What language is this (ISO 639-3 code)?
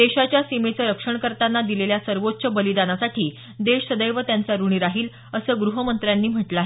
mar